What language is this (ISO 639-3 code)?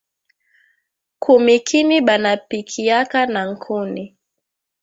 swa